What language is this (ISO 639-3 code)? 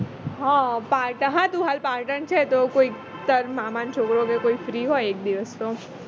guj